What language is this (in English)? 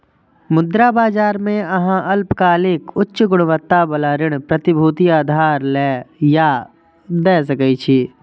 Maithili